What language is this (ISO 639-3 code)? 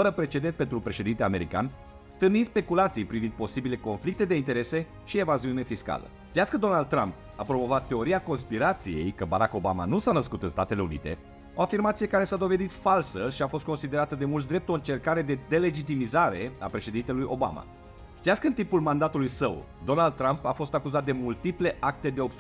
ron